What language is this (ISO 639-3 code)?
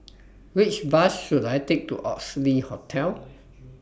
eng